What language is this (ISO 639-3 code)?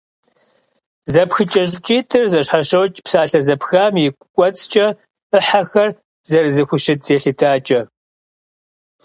kbd